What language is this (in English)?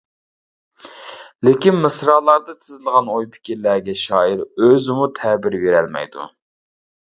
Uyghur